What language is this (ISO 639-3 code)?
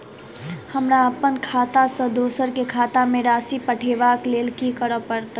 mai